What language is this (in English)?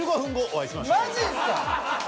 Japanese